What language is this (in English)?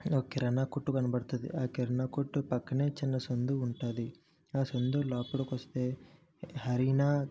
Telugu